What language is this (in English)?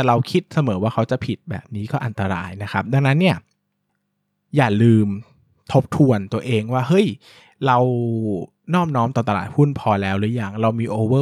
Thai